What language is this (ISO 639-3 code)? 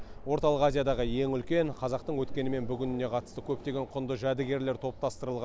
kaz